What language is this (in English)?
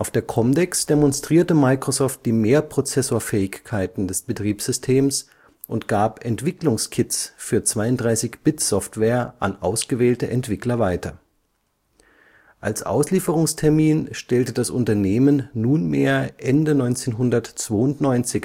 German